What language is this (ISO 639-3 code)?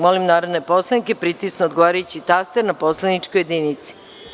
srp